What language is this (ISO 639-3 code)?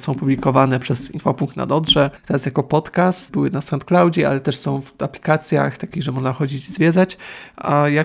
pol